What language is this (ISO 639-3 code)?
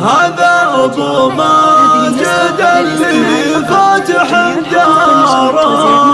ara